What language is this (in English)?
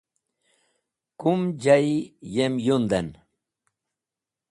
Wakhi